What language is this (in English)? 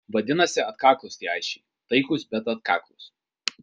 Lithuanian